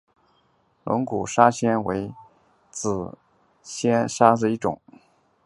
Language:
Chinese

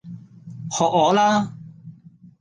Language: Cantonese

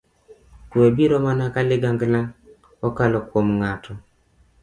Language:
Luo (Kenya and Tanzania)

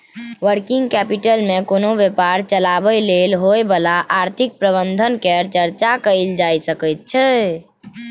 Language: Maithili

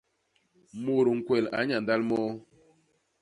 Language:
Basaa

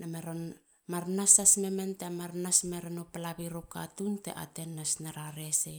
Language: Halia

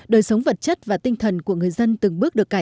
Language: Vietnamese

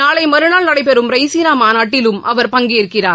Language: Tamil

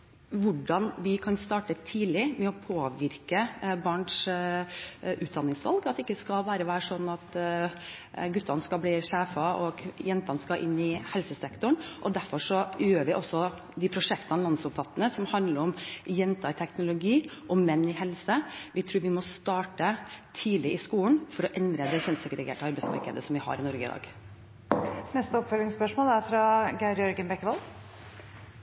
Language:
Norwegian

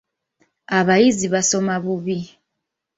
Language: Ganda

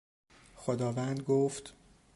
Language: Persian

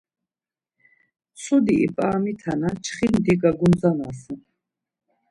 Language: Laz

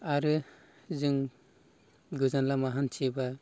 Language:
Bodo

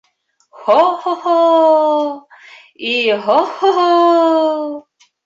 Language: Bashkir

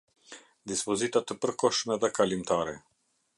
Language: Albanian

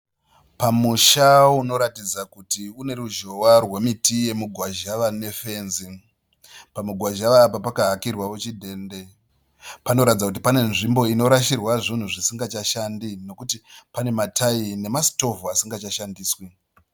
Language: Shona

